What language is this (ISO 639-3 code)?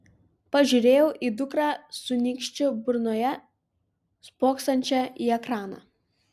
lit